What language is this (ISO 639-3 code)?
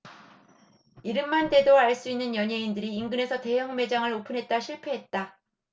kor